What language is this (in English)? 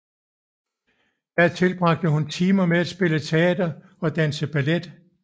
Danish